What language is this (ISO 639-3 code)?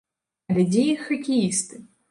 bel